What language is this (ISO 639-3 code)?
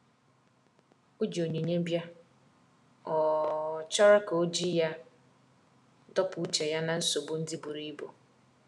ibo